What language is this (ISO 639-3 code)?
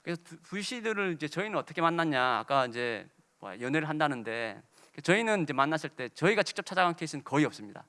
kor